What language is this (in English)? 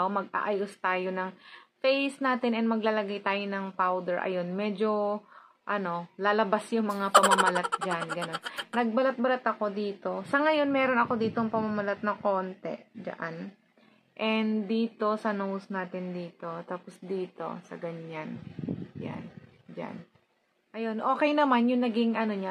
Filipino